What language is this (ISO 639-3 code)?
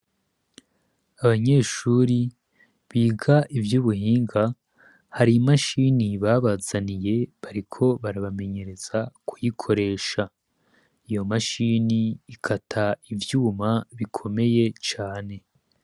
run